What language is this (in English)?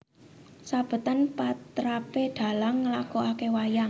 Javanese